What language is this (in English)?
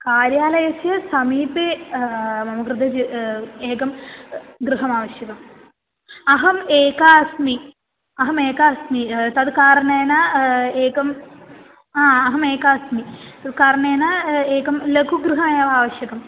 Sanskrit